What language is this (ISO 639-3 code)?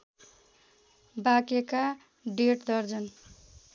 nep